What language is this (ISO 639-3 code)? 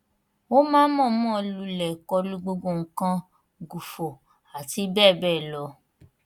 yor